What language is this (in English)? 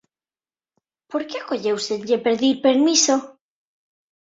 Galician